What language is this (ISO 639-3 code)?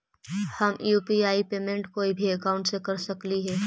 mag